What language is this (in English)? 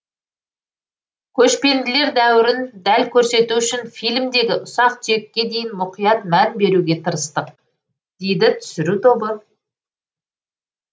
Kazakh